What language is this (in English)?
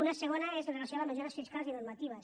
Catalan